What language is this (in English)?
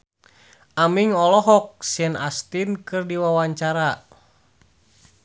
Sundanese